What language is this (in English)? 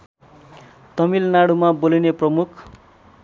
Nepali